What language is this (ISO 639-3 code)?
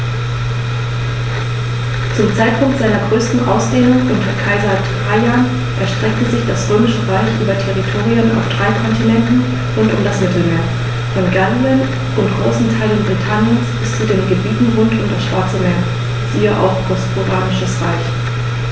deu